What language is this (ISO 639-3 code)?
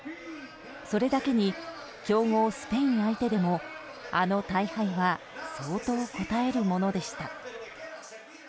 jpn